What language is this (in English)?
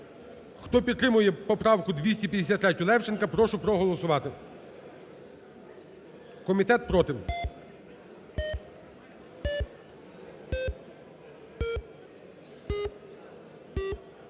Ukrainian